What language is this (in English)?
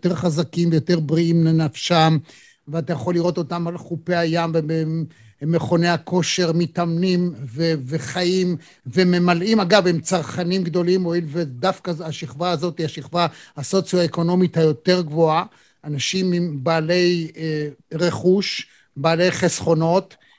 Hebrew